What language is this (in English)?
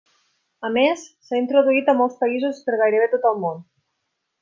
Catalan